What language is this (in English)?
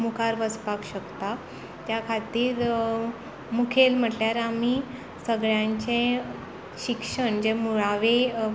Konkani